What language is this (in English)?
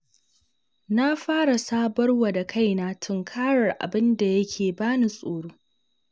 Hausa